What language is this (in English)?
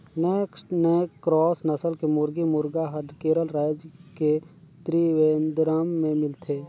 Chhattisgarhi